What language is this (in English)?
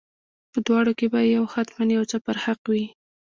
Pashto